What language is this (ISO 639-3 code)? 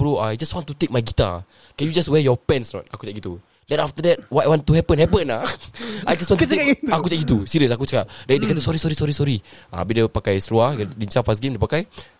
msa